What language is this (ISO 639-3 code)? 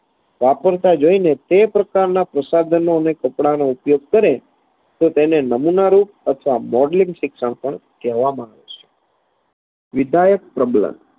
guj